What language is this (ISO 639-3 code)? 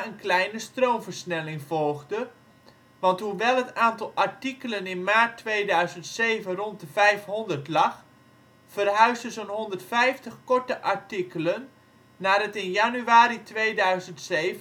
nld